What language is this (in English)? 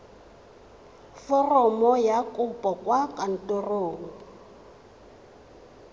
Tswana